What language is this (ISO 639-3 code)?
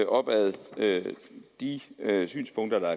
dan